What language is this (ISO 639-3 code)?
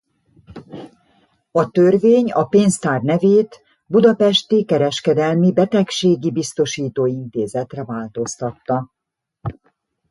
hun